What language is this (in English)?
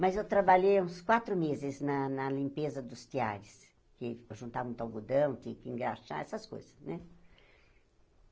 Portuguese